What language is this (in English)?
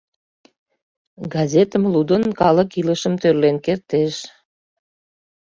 Mari